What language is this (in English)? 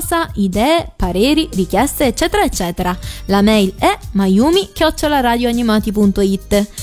Italian